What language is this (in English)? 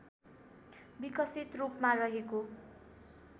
Nepali